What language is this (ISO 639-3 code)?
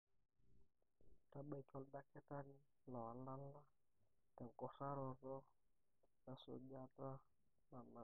mas